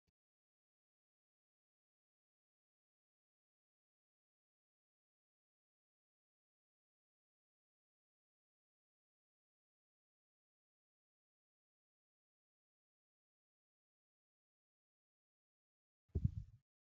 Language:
Oromo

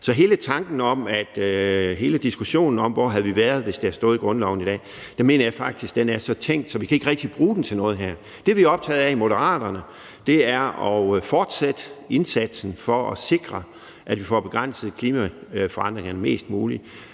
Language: Danish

